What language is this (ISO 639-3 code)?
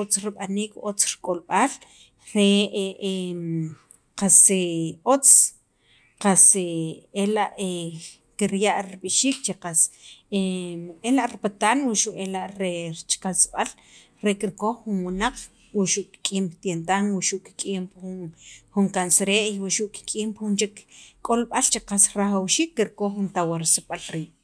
quv